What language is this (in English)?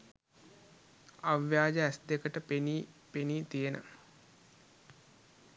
Sinhala